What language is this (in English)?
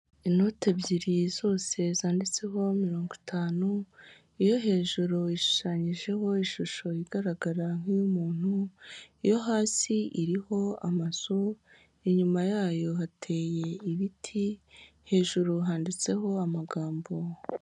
Kinyarwanda